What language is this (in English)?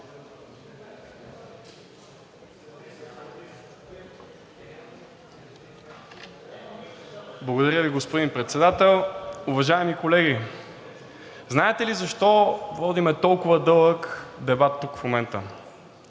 Bulgarian